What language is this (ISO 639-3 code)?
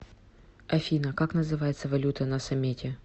rus